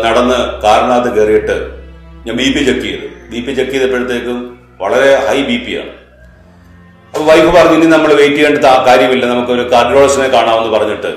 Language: Malayalam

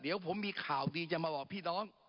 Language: Thai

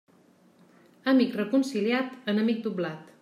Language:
Catalan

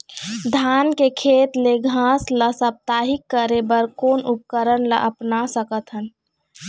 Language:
Chhattisgarhi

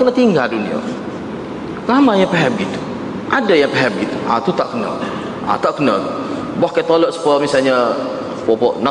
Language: Malay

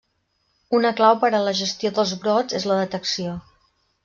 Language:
Catalan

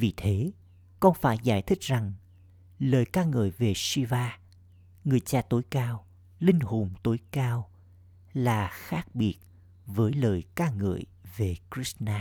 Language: Vietnamese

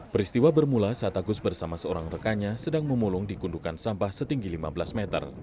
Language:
Indonesian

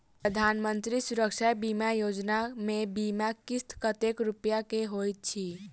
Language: Maithili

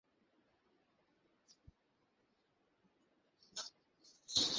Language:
Bangla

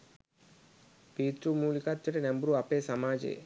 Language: Sinhala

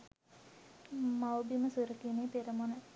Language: Sinhala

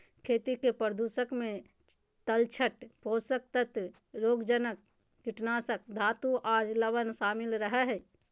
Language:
Magahi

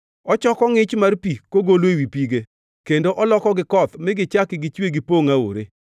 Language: Luo (Kenya and Tanzania)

